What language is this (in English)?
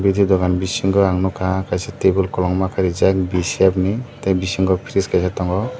Kok Borok